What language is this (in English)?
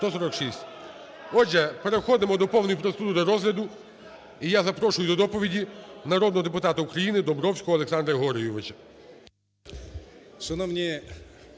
Ukrainian